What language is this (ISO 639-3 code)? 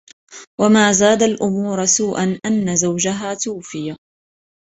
ara